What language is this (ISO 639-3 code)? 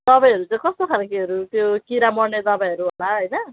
nep